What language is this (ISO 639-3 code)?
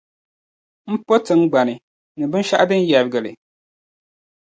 dag